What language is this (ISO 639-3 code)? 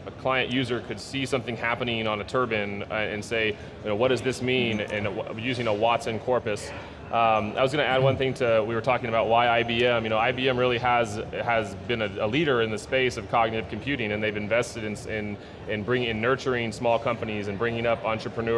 eng